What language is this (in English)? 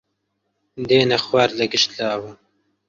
Central Kurdish